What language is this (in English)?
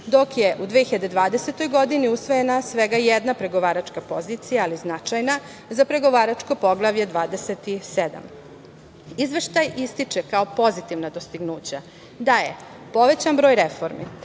Serbian